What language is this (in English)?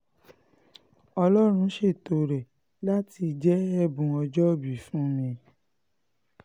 Yoruba